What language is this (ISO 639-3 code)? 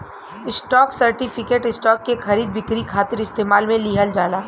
bho